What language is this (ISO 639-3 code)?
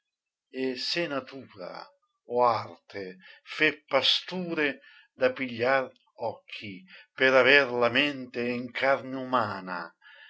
ita